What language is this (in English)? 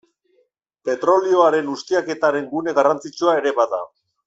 Basque